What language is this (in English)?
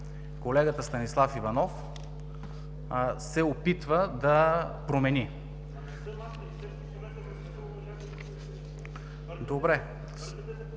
Bulgarian